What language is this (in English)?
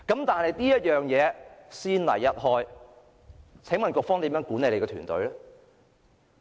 Cantonese